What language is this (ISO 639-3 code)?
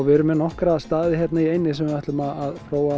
isl